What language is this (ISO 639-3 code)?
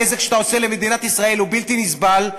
heb